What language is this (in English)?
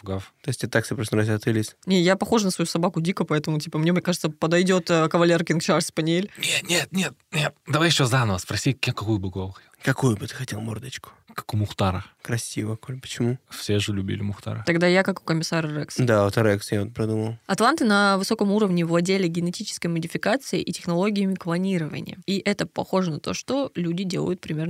Russian